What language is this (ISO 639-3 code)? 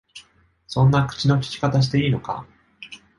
jpn